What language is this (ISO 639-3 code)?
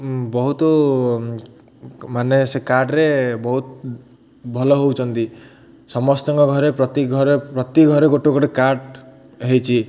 ori